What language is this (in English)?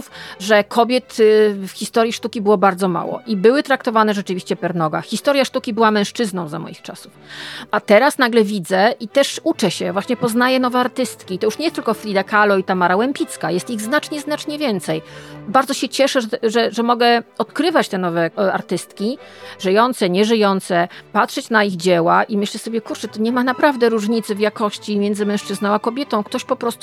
Polish